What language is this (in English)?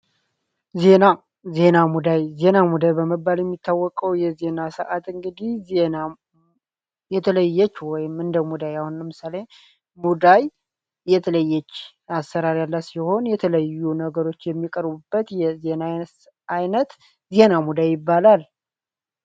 Amharic